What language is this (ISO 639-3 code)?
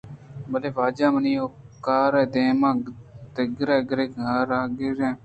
bgp